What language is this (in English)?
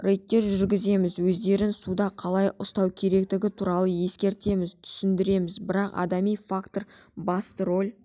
Kazakh